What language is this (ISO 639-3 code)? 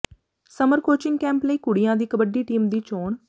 pan